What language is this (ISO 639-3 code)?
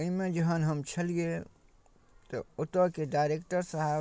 mai